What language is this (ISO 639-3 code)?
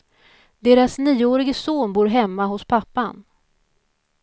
swe